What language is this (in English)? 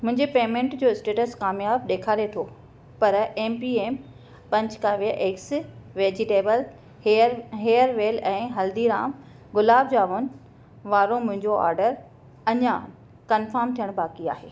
Sindhi